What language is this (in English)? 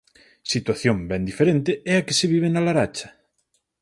Galician